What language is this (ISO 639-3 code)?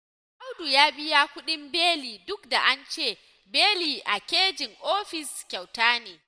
hau